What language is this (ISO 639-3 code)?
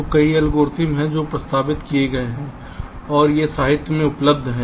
hin